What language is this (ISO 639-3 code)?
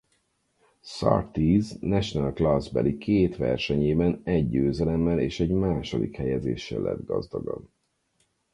hun